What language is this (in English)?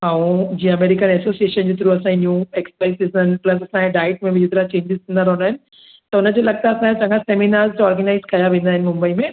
Sindhi